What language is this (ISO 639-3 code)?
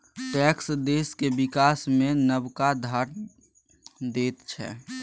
mai